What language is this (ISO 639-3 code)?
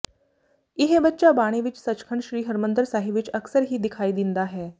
pan